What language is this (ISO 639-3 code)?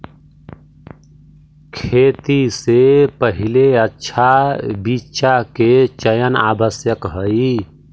mag